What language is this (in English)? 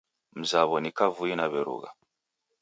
Taita